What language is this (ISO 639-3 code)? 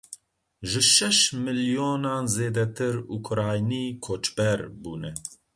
kur